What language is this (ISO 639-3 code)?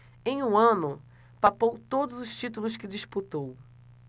por